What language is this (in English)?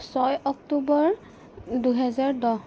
Assamese